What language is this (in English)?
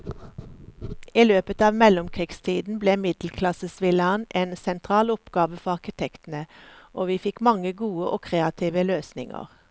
Norwegian